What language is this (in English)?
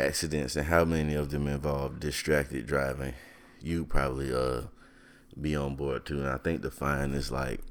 English